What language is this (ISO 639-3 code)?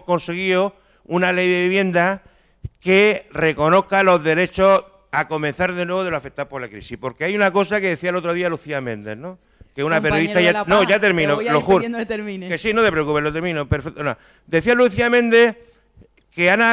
spa